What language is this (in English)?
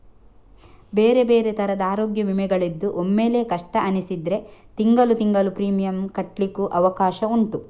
Kannada